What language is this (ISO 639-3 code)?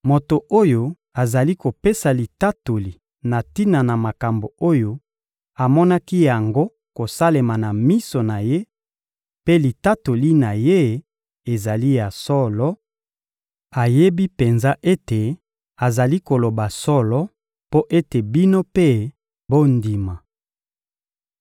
lin